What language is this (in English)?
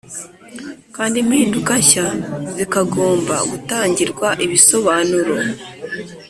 Kinyarwanda